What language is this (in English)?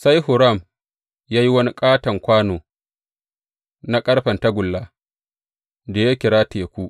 Hausa